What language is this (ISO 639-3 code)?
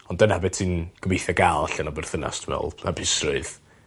cym